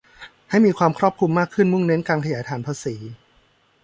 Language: Thai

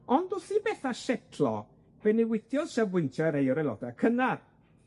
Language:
Welsh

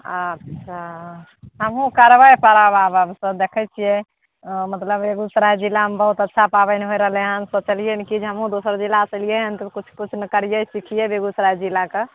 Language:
Maithili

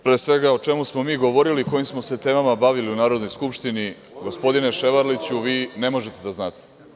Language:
Serbian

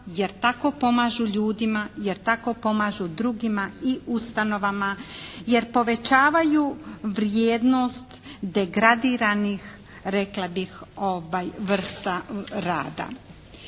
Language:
Croatian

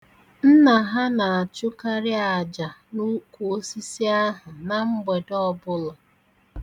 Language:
Igbo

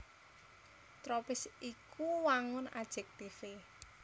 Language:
Javanese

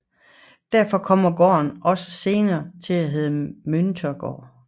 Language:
Danish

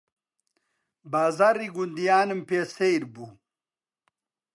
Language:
Central Kurdish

